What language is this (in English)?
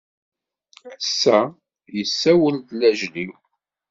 Kabyle